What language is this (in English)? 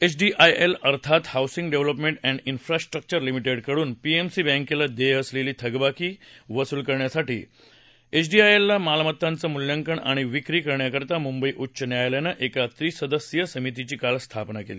Marathi